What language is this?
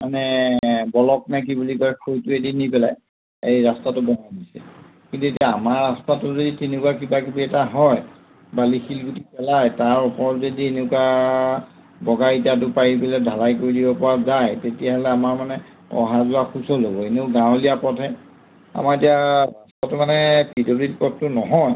Assamese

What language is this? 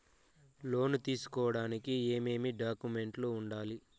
Telugu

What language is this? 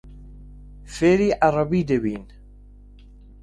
Central Kurdish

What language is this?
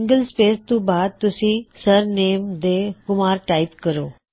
Punjabi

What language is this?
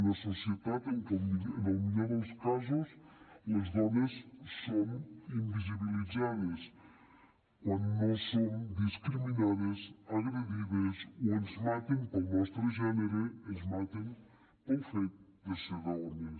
Catalan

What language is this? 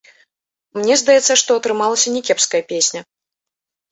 Belarusian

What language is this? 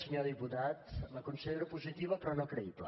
Catalan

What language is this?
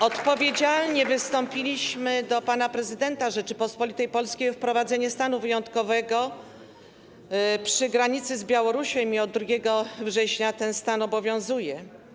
Polish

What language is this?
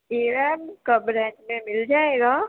Urdu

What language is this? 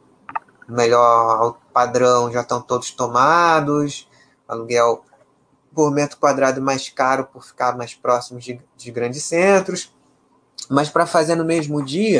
Portuguese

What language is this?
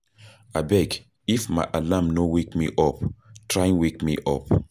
Nigerian Pidgin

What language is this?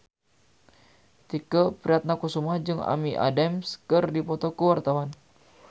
Sundanese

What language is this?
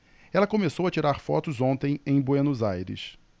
Portuguese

